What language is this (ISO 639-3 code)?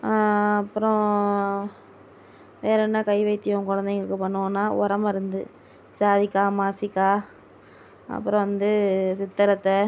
tam